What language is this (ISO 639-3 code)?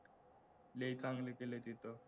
mar